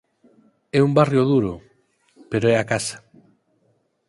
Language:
Galician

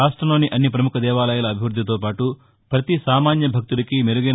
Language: Telugu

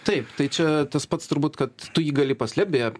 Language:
Lithuanian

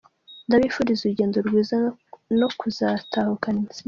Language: Kinyarwanda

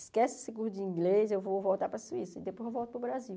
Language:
Portuguese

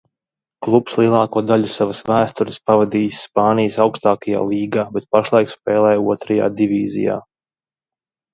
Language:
Latvian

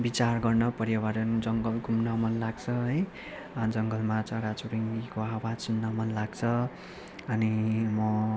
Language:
Nepali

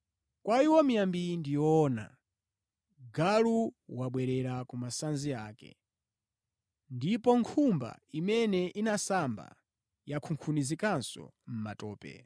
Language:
Nyanja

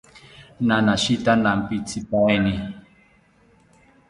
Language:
South Ucayali Ashéninka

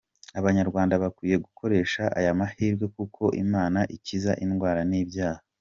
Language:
Kinyarwanda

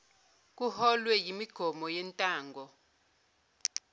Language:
Zulu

